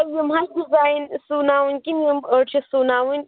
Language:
Kashmiri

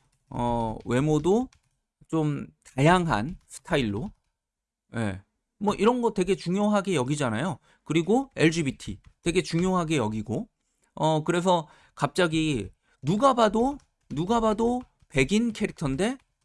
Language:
Korean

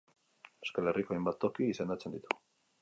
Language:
Basque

